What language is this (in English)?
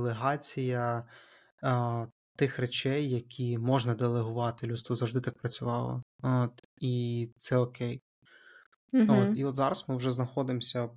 Ukrainian